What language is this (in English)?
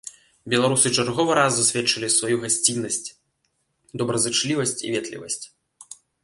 Belarusian